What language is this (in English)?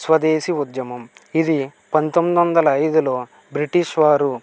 Telugu